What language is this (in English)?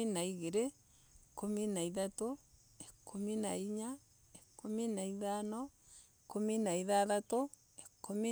Embu